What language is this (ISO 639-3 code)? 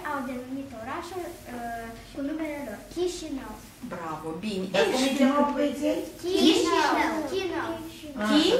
ron